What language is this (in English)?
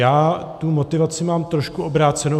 Czech